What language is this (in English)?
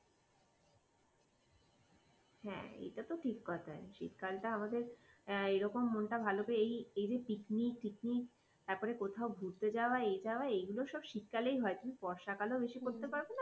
Bangla